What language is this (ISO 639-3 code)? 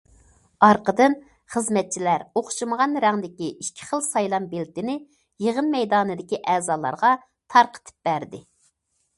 uig